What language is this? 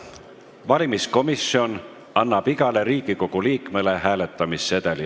Estonian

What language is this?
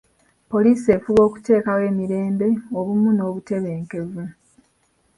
Ganda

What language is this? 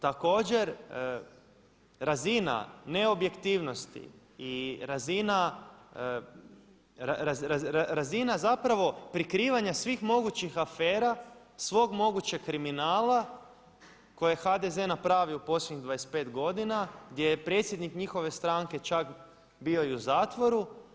Croatian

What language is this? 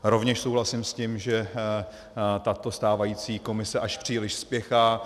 Czech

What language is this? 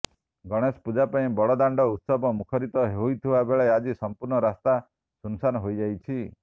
Odia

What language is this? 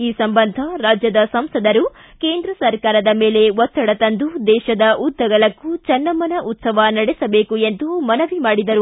Kannada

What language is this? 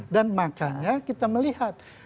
Indonesian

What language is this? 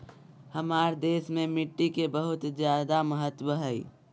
Magahi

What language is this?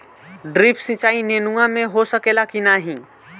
Bhojpuri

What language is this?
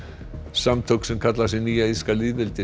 Icelandic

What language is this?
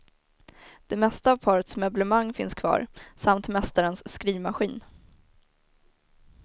Swedish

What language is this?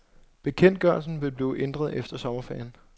Danish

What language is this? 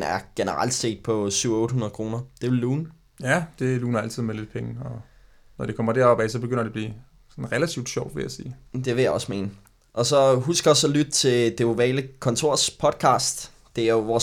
Danish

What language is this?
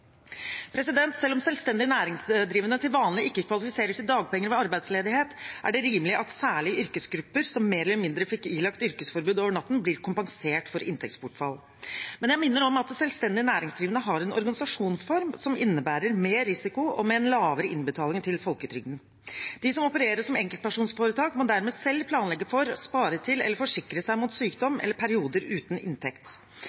Norwegian Bokmål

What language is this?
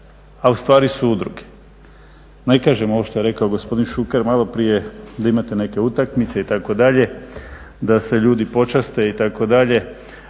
Croatian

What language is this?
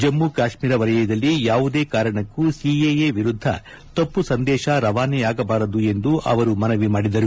Kannada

